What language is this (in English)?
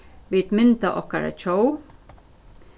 Faroese